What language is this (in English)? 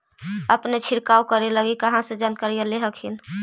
Magahi